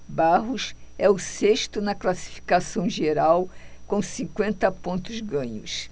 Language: Portuguese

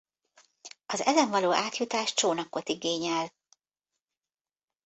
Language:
Hungarian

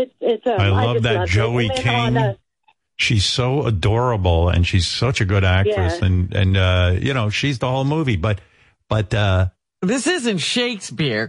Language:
English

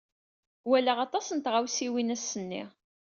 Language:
Kabyle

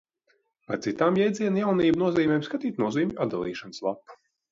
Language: Latvian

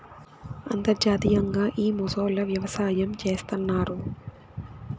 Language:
Telugu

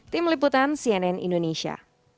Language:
Indonesian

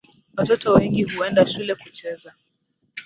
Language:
Swahili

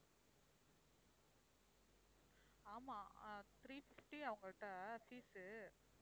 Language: Tamil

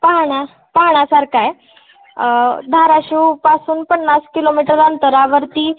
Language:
Marathi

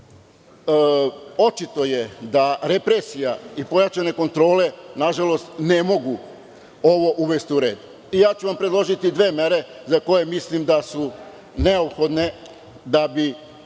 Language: Serbian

